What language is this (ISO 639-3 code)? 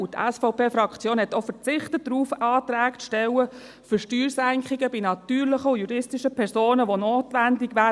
gsw